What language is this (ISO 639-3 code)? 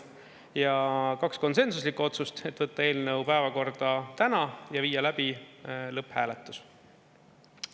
est